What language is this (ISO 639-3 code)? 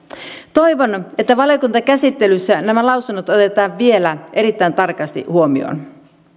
fin